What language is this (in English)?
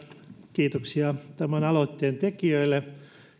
Finnish